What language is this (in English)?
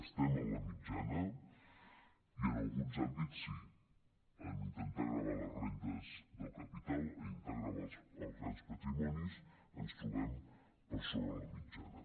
Catalan